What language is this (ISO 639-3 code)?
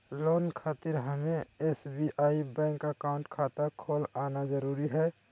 mag